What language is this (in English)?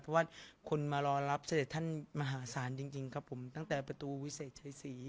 Thai